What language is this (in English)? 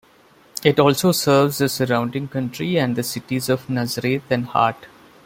English